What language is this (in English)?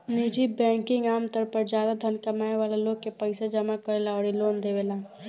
Bhojpuri